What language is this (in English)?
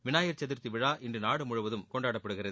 Tamil